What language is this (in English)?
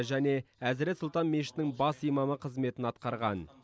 Kazakh